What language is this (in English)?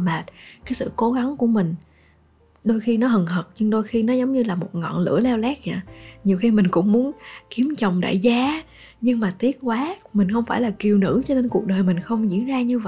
Vietnamese